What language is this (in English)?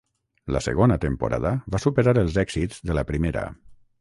Catalan